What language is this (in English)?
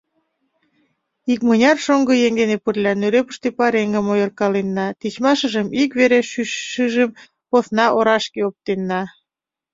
Mari